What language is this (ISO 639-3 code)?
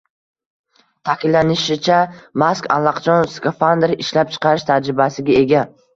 uzb